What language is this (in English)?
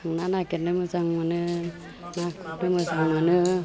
Bodo